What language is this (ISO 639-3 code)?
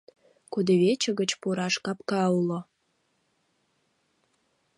chm